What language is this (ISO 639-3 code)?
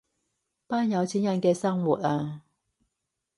yue